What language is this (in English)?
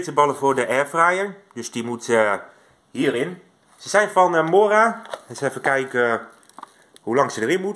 Dutch